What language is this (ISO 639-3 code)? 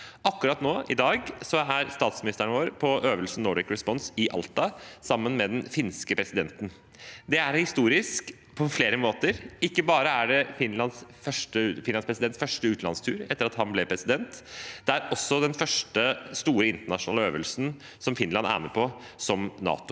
nor